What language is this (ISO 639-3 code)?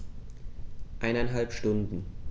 deu